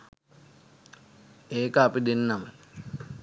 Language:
Sinhala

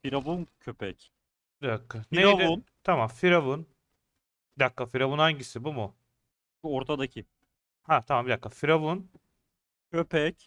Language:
Turkish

